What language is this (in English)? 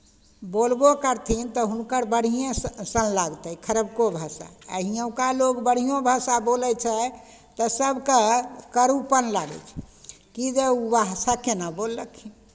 Maithili